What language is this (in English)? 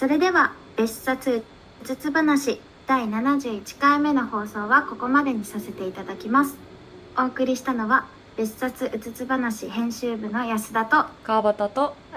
Japanese